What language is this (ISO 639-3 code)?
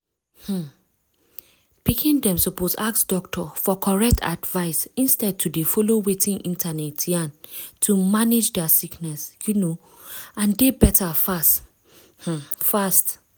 pcm